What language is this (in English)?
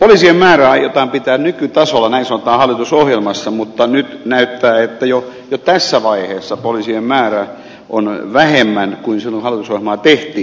Finnish